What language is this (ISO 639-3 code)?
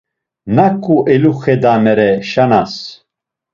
lzz